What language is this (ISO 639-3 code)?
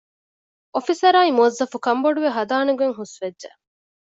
div